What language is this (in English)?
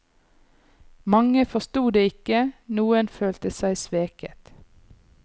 Norwegian